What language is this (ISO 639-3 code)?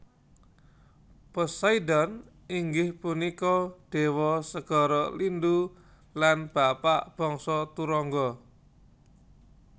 jav